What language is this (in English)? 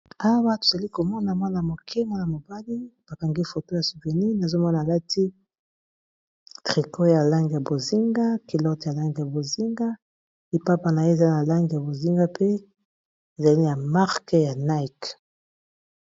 Lingala